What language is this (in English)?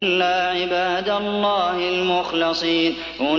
Arabic